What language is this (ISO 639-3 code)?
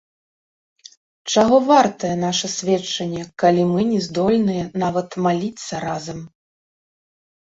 bel